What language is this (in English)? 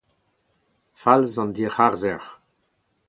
Breton